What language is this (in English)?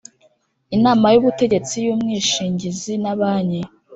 Kinyarwanda